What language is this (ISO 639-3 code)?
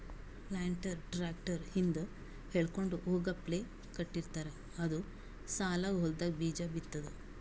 kan